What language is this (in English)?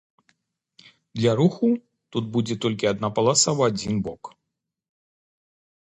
Belarusian